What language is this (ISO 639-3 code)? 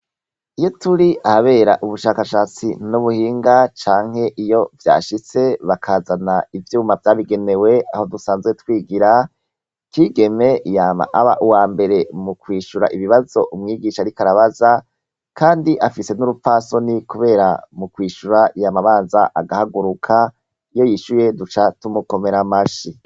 run